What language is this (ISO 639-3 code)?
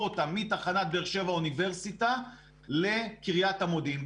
heb